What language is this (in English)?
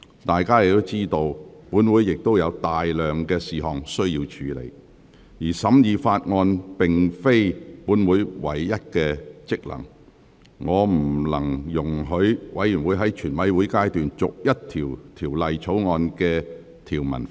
Cantonese